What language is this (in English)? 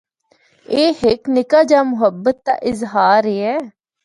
Northern Hindko